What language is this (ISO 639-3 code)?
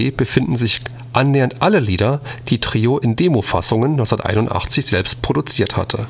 deu